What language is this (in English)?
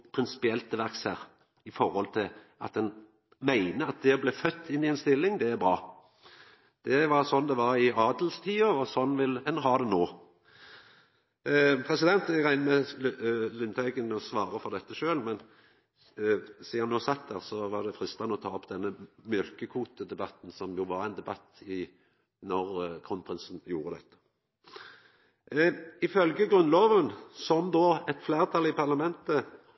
Norwegian Nynorsk